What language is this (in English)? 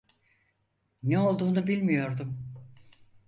Turkish